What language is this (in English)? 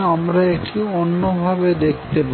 Bangla